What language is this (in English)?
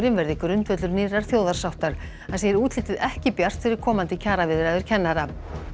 Icelandic